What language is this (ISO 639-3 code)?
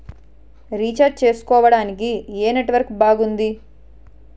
tel